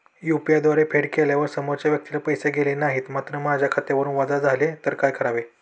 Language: Marathi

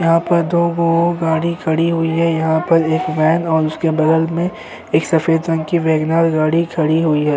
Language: Hindi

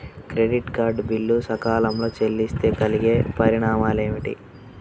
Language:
Telugu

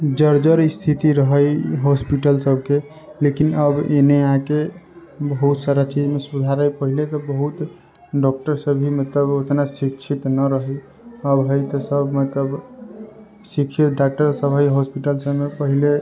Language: Maithili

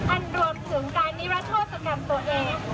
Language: Thai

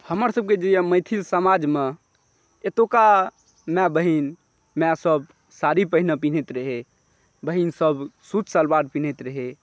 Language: Maithili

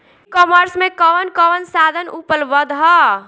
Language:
Bhojpuri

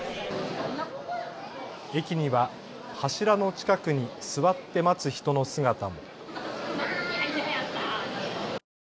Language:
Japanese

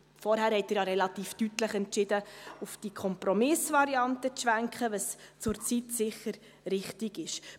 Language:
Swiss German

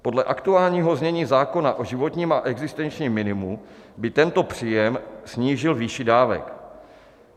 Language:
Czech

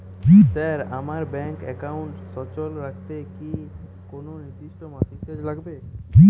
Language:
Bangla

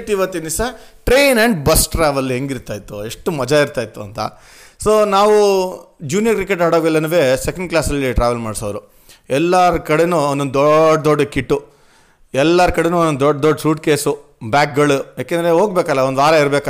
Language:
Kannada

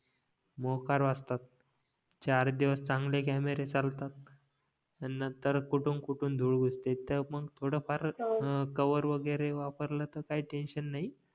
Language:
Marathi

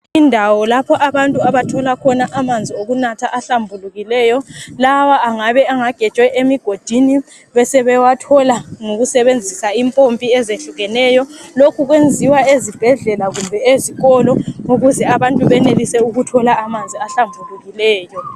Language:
North Ndebele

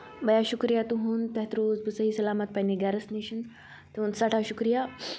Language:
Kashmiri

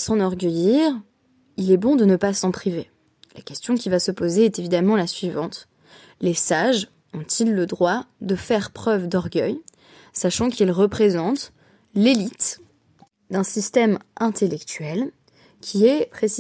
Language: French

